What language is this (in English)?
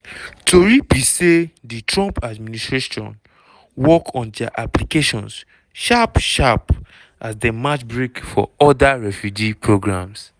Nigerian Pidgin